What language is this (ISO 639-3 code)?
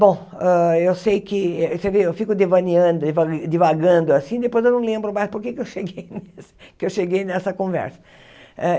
por